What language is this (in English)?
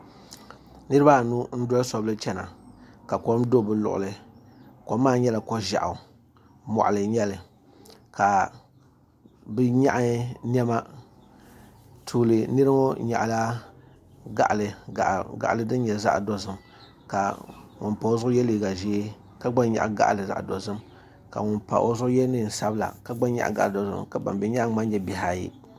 Dagbani